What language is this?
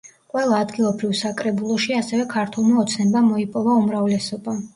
Georgian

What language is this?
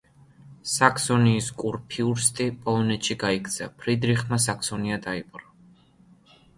Georgian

